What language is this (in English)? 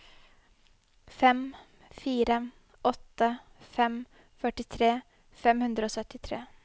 Norwegian